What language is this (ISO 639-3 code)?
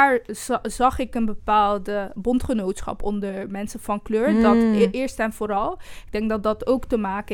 nld